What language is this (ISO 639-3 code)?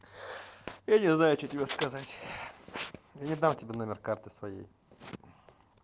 rus